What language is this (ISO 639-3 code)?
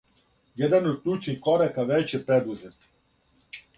srp